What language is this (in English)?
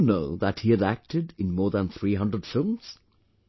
English